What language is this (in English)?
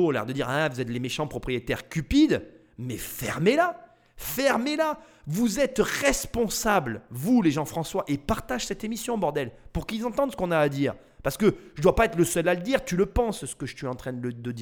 French